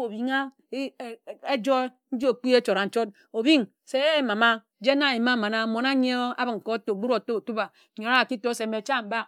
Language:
Ejagham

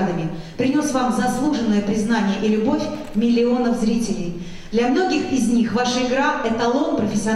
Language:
Russian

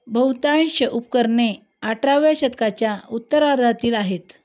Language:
Marathi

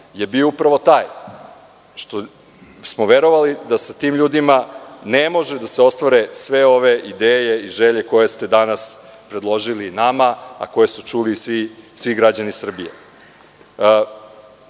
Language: Serbian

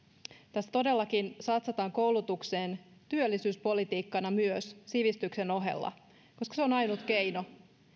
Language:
Finnish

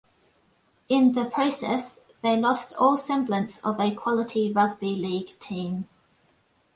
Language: English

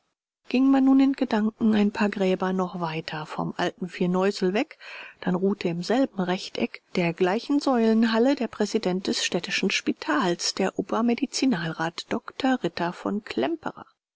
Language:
German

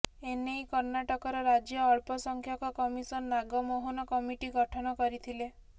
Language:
Odia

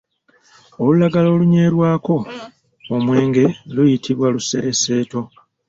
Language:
Ganda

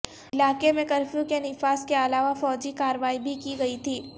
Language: Urdu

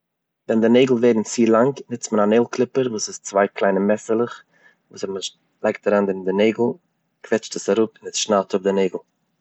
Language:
Yiddish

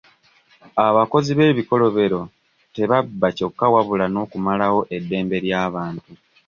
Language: Ganda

